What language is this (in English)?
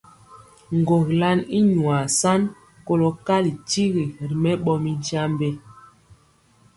Mpiemo